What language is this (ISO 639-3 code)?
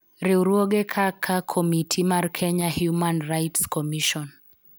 luo